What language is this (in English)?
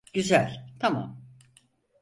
Turkish